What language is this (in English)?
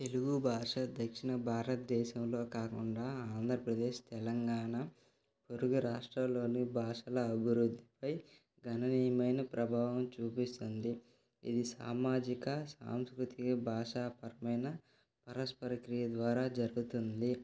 Telugu